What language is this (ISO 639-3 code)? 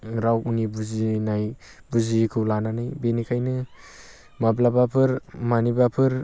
brx